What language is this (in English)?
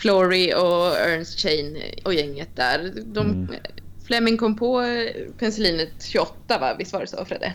Swedish